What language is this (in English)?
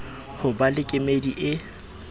Southern Sotho